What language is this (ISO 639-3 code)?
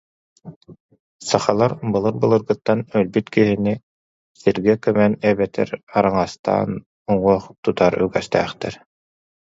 sah